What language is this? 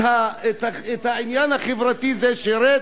Hebrew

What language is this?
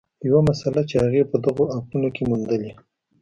Pashto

